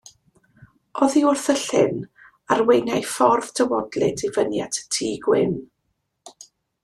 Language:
Welsh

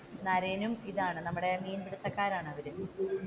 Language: Malayalam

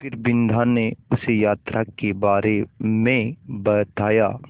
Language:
Hindi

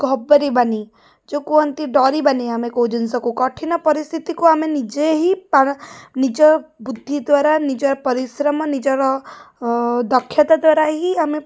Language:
Odia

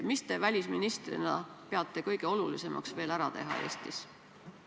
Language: Estonian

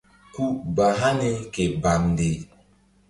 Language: Mbum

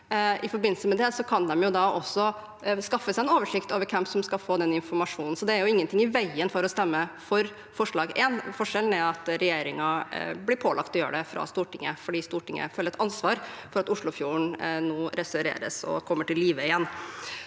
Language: Norwegian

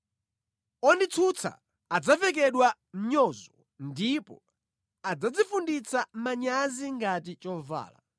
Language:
Nyanja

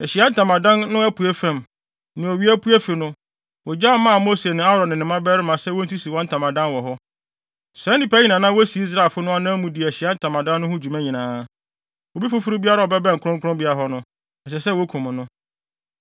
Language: Akan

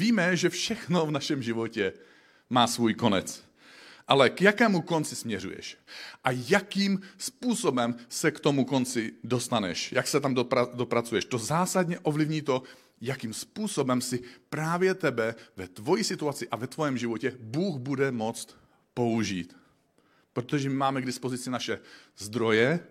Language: Czech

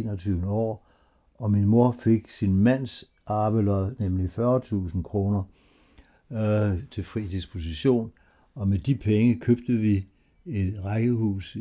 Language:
Danish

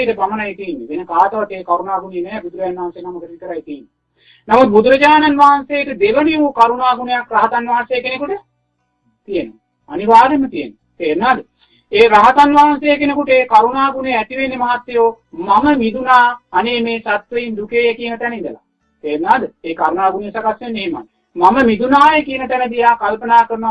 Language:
Sinhala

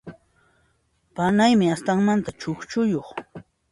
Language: Puno Quechua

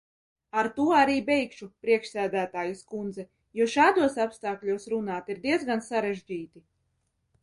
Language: Latvian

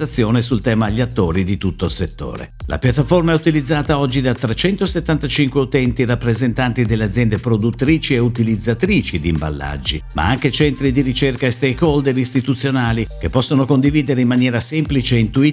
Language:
Italian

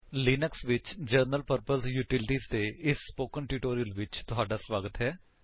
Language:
Punjabi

